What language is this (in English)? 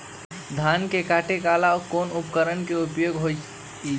Magahi